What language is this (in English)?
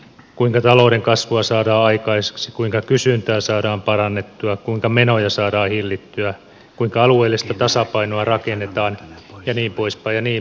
Finnish